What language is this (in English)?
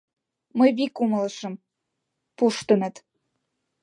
Mari